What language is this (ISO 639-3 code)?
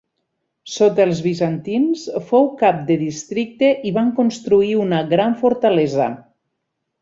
cat